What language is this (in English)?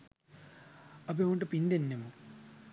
Sinhala